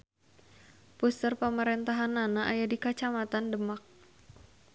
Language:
Sundanese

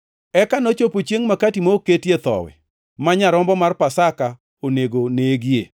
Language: Luo (Kenya and Tanzania)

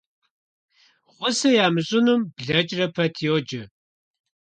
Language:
Kabardian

